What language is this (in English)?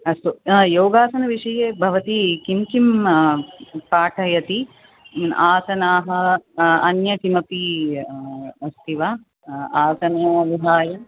Sanskrit